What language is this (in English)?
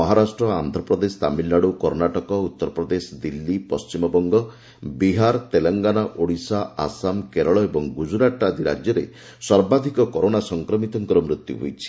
Odia